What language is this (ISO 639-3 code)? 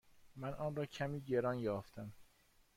fas